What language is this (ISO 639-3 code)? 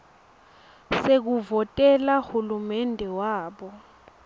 ssw